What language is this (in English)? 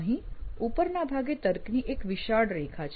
Gujarati